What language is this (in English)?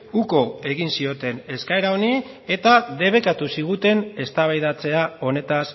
Basque